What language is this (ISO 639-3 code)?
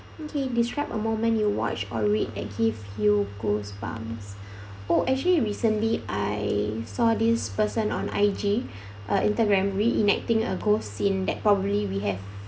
eng